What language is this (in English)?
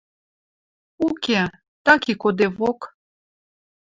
Western Mari